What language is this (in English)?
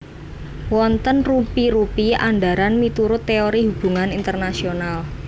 Javanese